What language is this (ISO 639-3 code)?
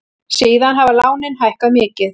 isl